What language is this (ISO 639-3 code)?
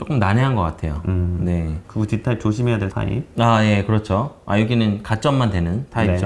kor